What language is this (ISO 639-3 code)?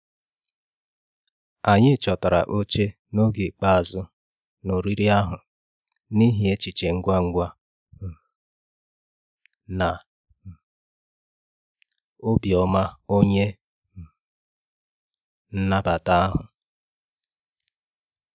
ibo